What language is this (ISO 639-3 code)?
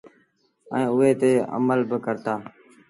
sbn